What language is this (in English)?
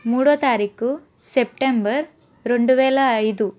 Telugu